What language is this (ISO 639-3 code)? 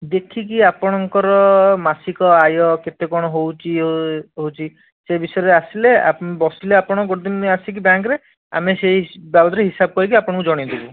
ori